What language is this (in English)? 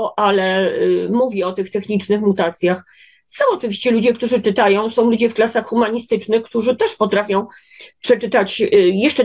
Polish